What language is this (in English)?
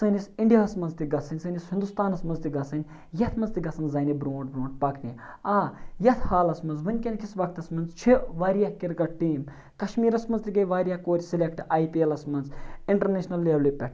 Kashmiri